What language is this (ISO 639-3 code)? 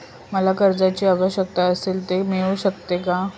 mar